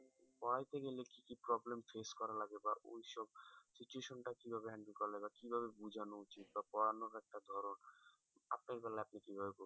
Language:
Bangla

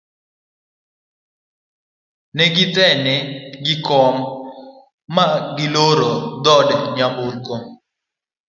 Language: Luo (Kenya and Tanzania)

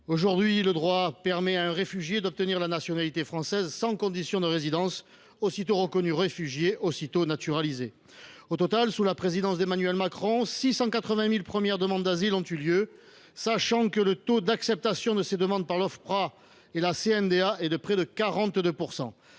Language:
French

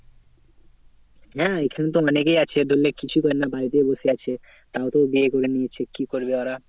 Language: Bangla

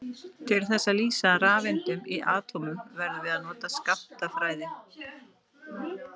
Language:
Icelandic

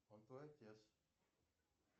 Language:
Russian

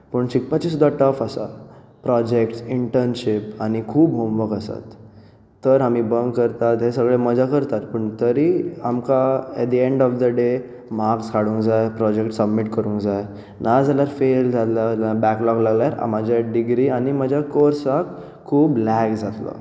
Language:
Konkani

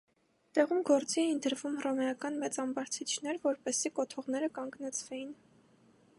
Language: Armenian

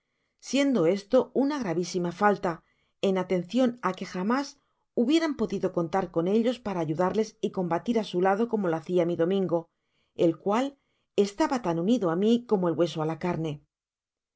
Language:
Spanish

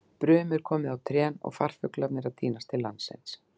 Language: Icelandic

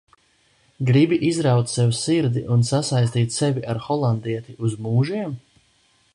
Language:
Latvian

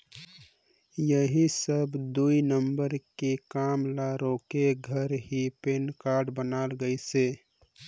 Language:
Chhattisgarhi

